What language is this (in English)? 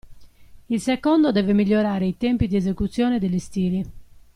Italian